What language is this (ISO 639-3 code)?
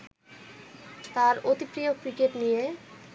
ben